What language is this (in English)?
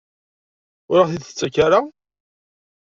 Kabyle